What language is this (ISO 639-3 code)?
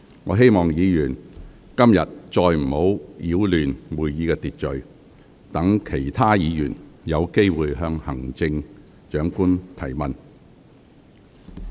yue